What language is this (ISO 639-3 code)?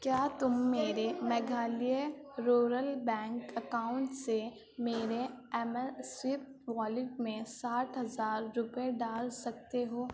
urd